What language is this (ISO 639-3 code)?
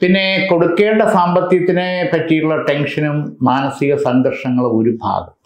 mal